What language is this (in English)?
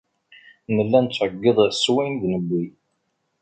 Kabyle